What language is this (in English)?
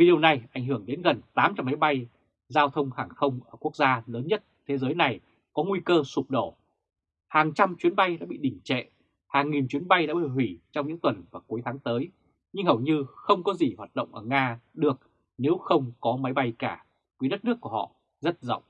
Vietnamese